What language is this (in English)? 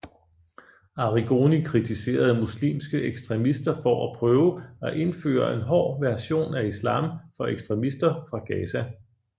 Danish